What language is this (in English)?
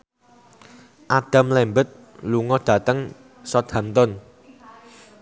Javanese